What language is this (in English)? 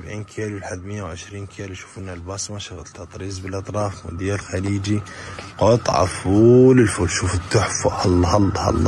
Arabic